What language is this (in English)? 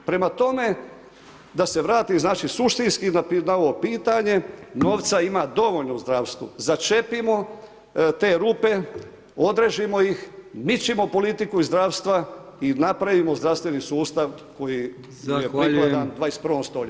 Croatian